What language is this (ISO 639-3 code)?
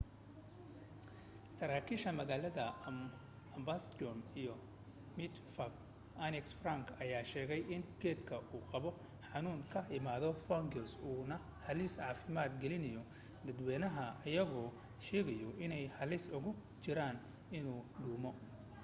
som